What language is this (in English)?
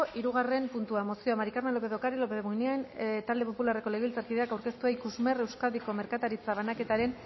Basque